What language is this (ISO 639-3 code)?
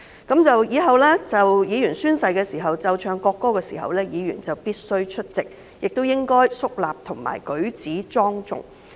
yue